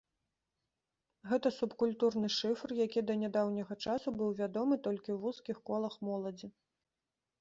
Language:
Belarusian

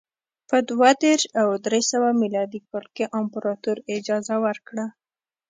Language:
Pashto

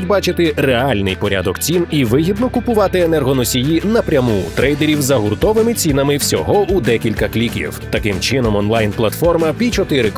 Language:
Ukrainian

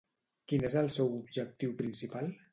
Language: Catalan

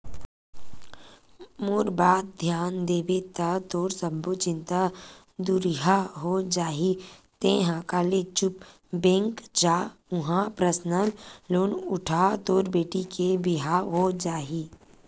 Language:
Chhattisgarhi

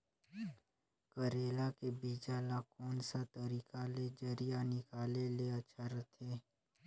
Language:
Chhattisgarhi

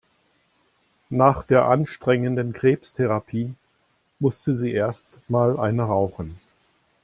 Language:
German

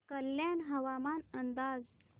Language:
Marathi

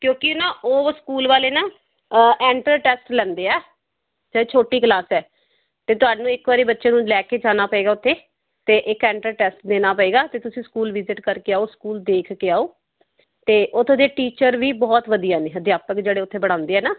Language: Punjabi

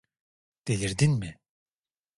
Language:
Turkish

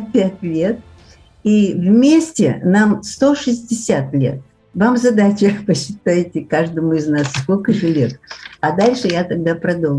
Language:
Russian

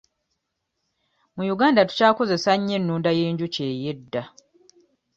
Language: Ganda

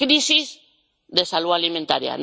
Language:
Spanish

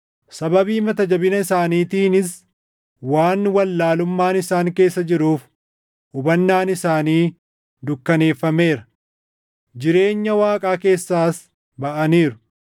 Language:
Oromo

